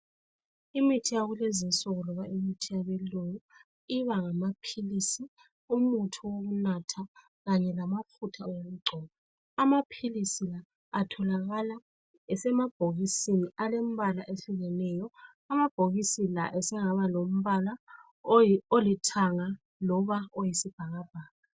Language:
North Ndebele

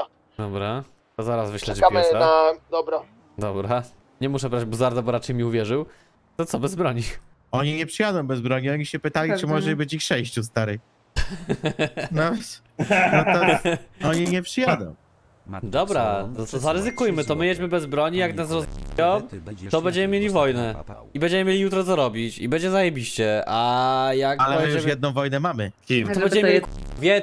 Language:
Polish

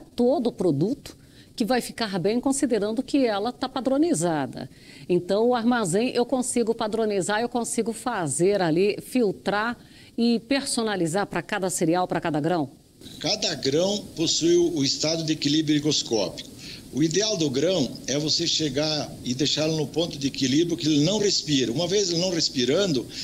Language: Portuguese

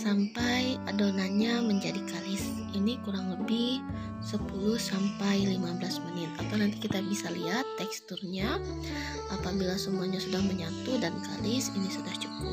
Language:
Indonesian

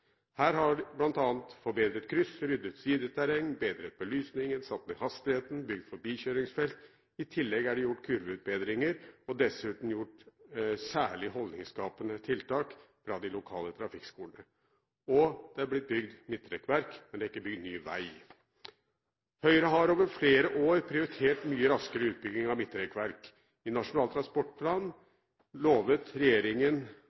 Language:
Norwegian Bokmål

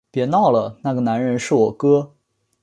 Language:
Chinese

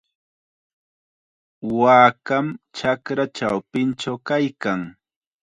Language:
Chiquián Ancash Quechua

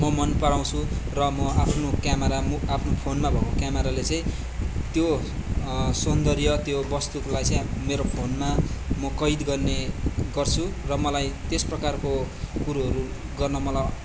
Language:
Nepali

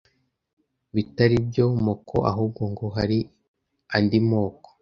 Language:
Kinyarwanda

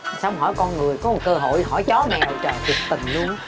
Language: Vietnamese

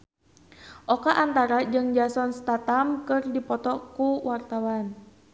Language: Sundanese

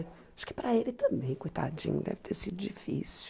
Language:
Portuguese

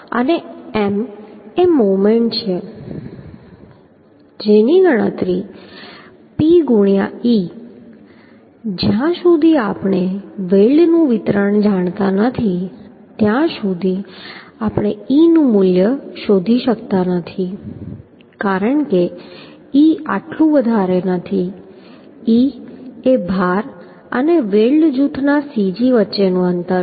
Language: Gujarati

